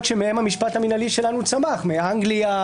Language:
Hebrew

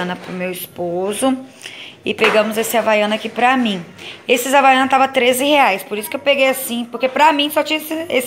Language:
Portuguese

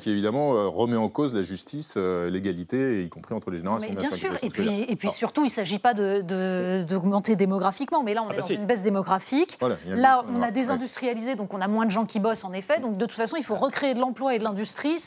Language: French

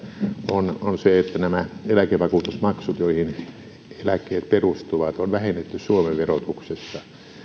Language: Finnish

